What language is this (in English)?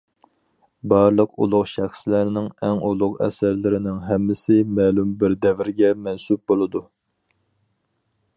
Uyghur